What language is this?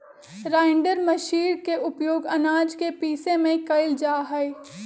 Magahi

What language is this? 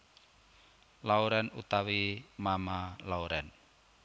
Javanese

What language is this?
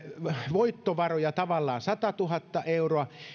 Finnish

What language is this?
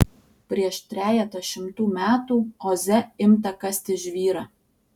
Lithuanian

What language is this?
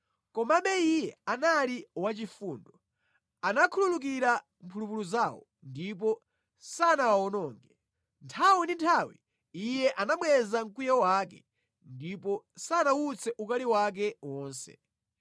Nyanja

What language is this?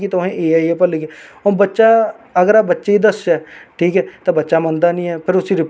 Dogri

